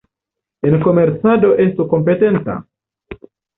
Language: Esperanto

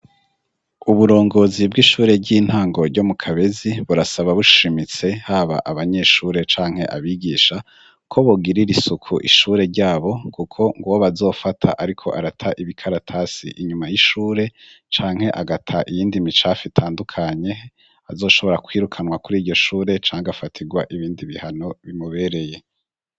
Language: Rundi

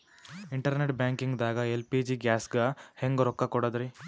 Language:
Kannada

